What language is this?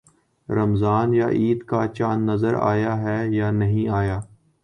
Urdu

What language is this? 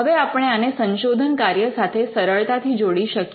Gujarati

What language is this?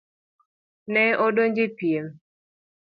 Luo (Kenya and Tanzania)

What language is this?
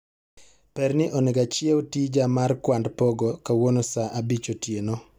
Luo (Kenya and Tanzania)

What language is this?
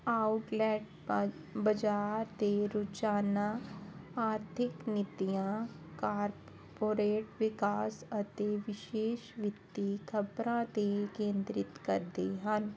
Punjabi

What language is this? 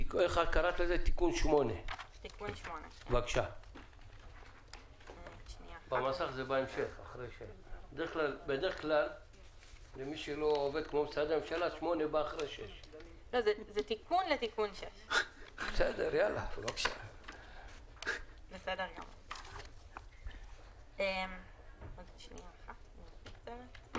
Hebrew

